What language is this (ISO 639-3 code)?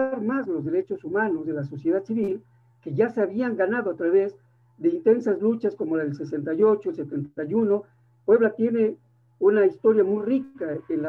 spa